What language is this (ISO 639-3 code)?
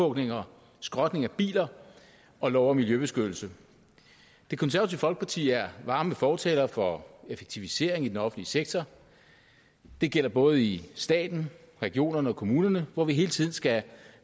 dan